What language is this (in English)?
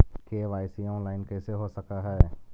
Magahi